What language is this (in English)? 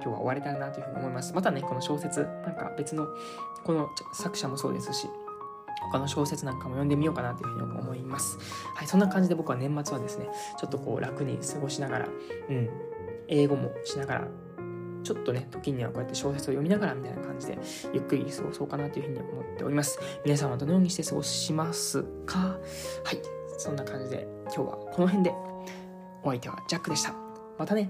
Japanese